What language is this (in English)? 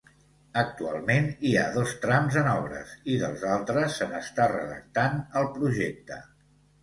Catalan